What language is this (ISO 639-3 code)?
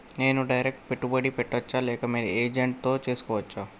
tel